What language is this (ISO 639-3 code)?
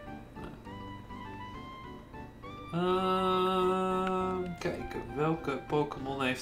nld